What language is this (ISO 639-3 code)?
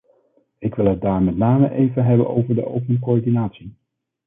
nld